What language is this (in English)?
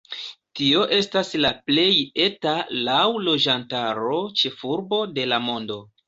Esperanto